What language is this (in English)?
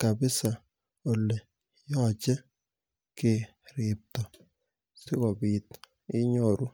Kalenjin